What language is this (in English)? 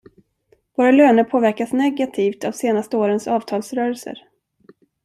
Swedish